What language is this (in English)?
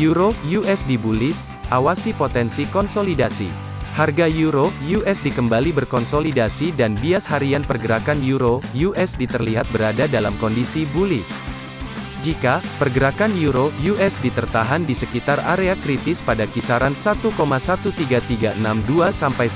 Indonesian